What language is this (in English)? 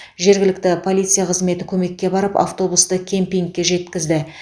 Kazakh